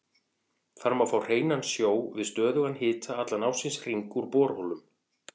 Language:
Icelandic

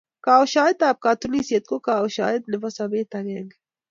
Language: Kalenjin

